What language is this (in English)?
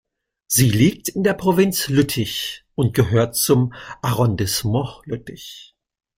German